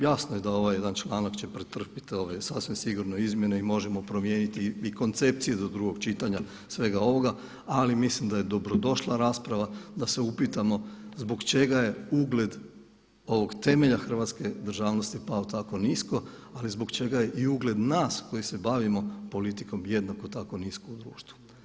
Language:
Croatian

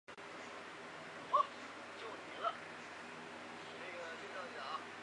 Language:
Chinese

